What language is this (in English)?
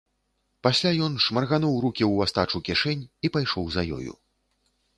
Belarusian